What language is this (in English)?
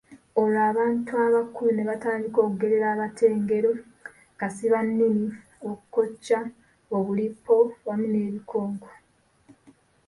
Ganda